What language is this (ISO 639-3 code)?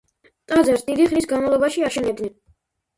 kat